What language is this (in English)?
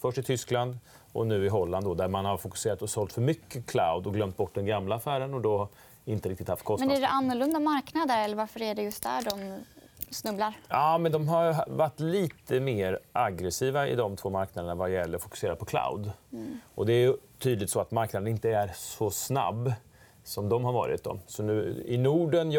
Swedish